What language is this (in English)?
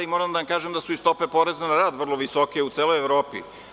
Serbian